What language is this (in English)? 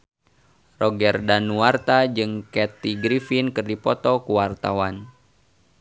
Sundanese